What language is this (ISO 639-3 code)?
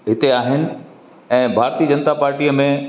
snd